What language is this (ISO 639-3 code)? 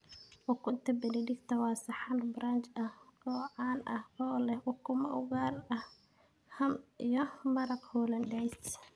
som